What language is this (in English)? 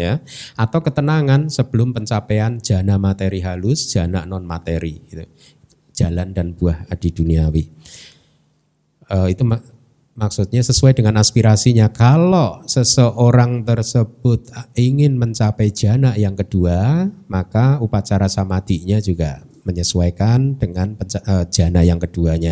Indonesian